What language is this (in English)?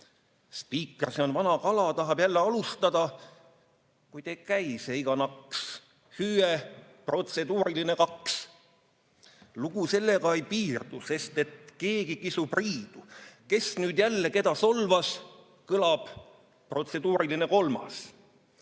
Estonian